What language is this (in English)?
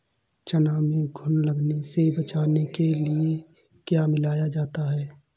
Hindi